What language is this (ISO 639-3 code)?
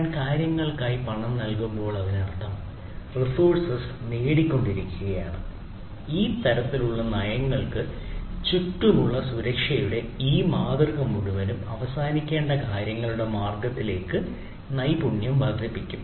mal